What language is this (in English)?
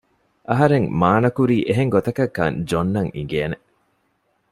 Divehi